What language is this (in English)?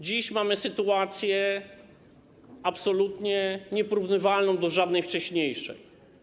Polish